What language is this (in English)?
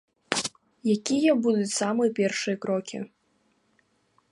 Belarusian